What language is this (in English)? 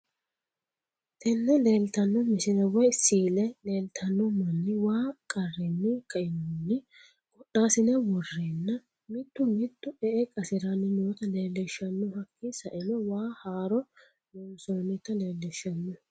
Sidamo